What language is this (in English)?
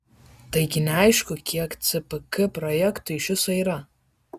Lithuanian